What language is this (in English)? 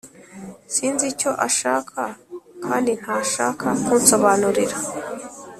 Kinyarwanda